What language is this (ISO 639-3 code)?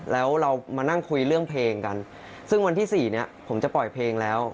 tha